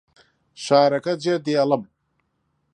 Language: Central Kurdish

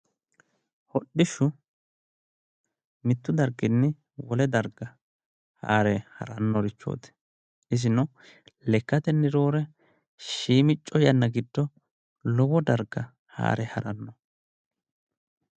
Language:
Sidamo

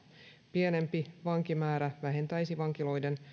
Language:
Finnish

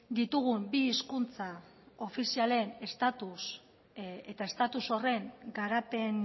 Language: Basque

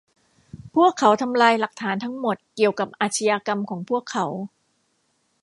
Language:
Thai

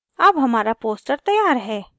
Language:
Hindi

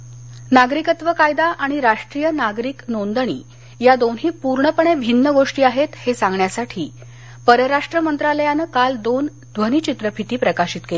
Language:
Marathi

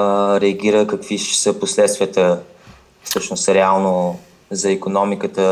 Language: Bulgarian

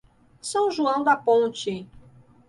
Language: Portuguese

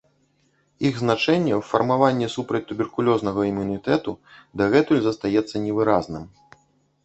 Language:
Belarusian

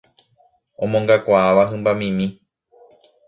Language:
Guarani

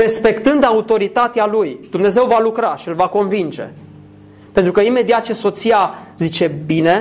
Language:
Romanian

